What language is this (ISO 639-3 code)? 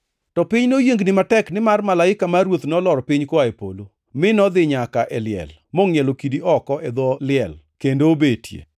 luo